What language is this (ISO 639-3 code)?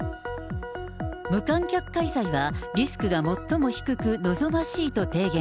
jpn